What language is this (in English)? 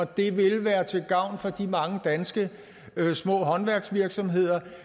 Danish